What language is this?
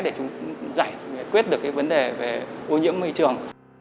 Vietnamese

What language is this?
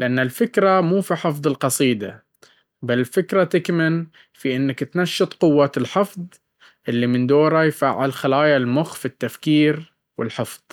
Baharna Arabic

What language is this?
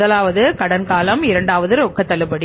Tamil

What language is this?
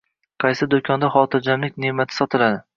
Uzbek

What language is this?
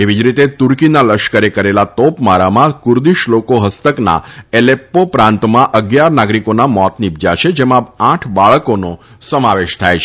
Gujarati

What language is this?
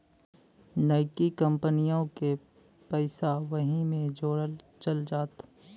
Bhojpuri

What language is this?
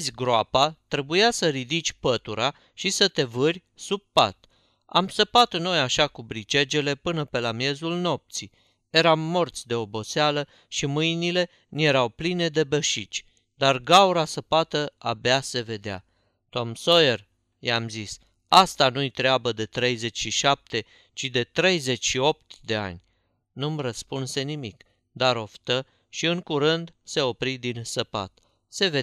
Romanian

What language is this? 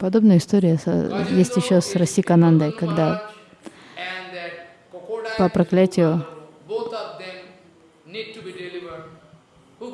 Russian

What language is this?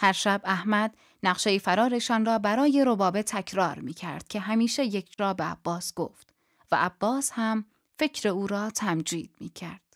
Persian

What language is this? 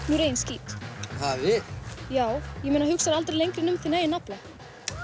Icelandic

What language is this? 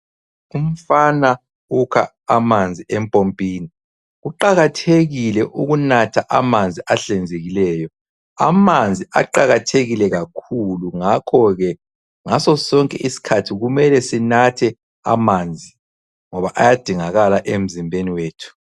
North Ndebele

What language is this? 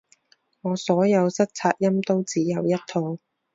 Cantonese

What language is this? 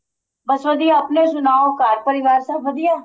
Punjabi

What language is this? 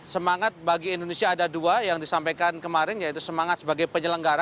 Indonesian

